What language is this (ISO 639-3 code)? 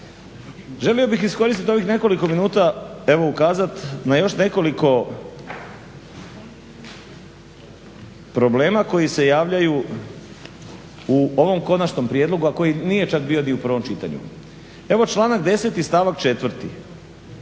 hrv